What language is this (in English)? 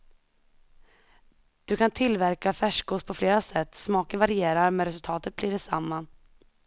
Swedish